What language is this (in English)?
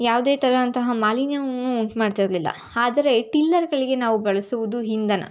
Kannada